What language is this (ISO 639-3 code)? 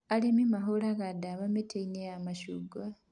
kik